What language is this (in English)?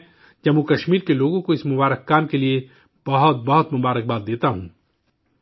Urdu